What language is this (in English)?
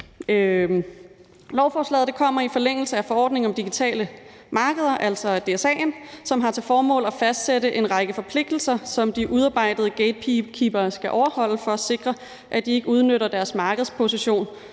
Danish